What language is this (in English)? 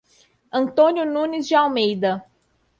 Portuguese